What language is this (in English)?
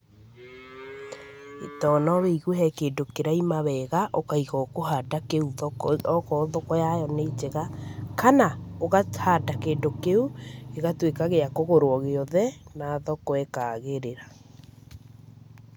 Kikuyu